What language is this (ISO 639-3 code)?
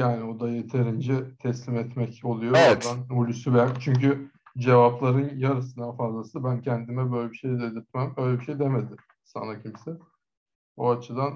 tur